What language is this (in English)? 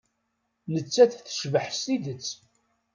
Kabyle